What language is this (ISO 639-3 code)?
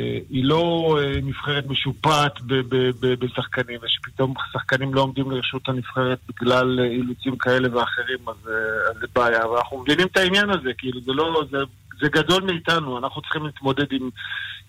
heb